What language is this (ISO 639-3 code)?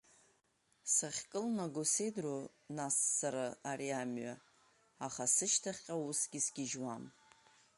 abk